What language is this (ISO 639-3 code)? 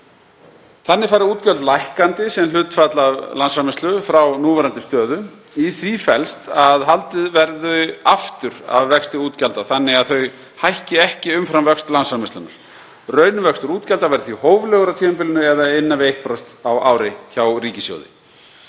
isl